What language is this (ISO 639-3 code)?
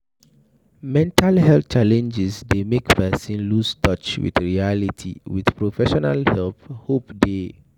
pcm